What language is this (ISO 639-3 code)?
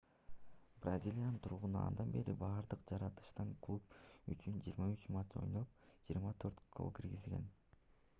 kir